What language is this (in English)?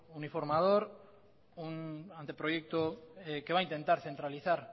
Spanish